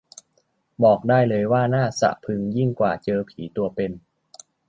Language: Thai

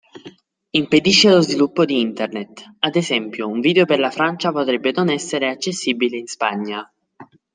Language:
Italian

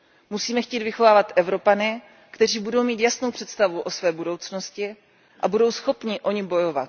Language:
Czech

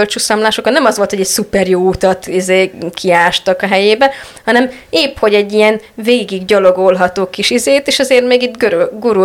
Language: Hungarian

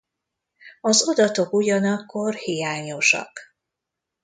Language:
Hungarian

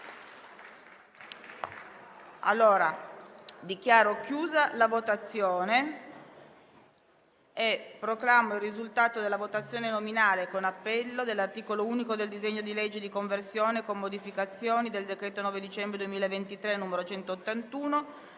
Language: Italian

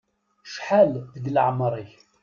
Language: Kabyle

